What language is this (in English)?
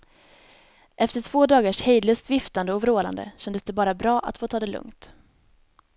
Swedish